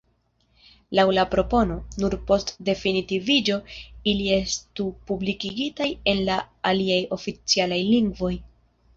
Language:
Esperanto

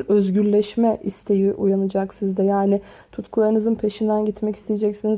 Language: Turkish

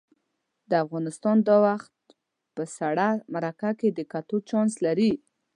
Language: Pashto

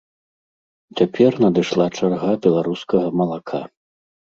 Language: Belarusian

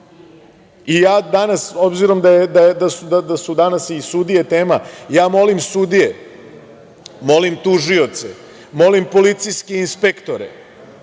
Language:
Serbian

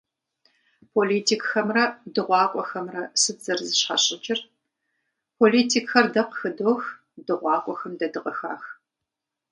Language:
Kabardian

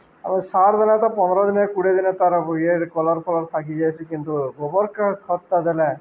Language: Odia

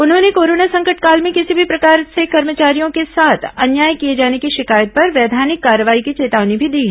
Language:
Hindi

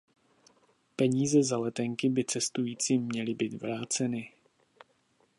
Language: Czech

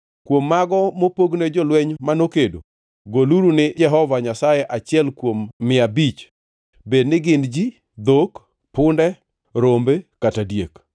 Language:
Luo (Kenya and Tanzania)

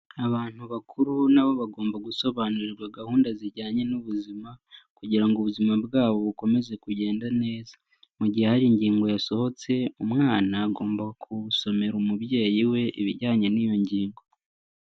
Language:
Kinyarwanda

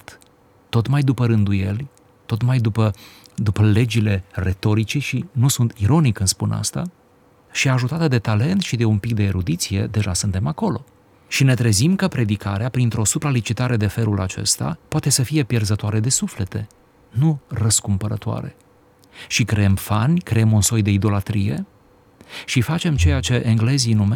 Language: Romanian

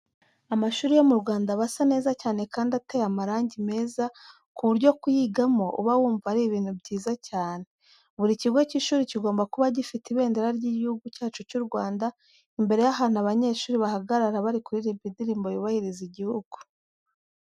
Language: Kinyarwanda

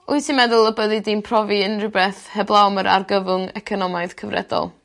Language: Welsh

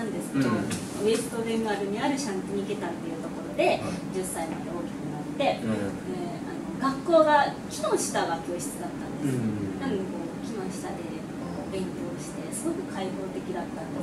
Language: Japanese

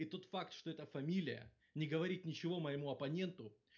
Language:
Russian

